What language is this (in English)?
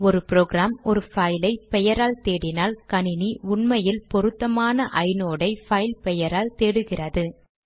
Tamil